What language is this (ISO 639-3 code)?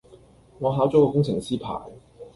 yue